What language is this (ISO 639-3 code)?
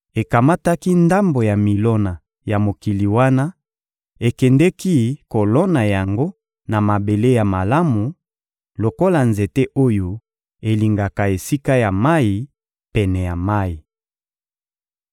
lin